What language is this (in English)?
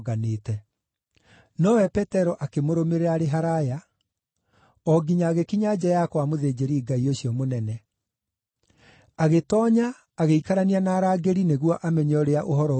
Kikuyu